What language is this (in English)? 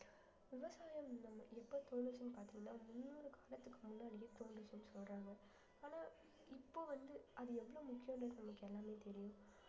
Tamil